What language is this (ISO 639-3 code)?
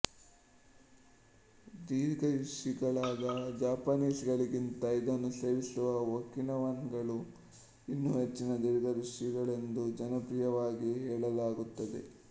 kan